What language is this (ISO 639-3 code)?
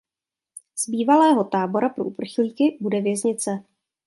ces